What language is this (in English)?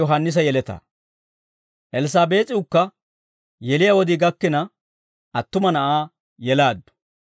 Dawro